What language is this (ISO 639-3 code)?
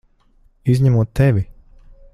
lav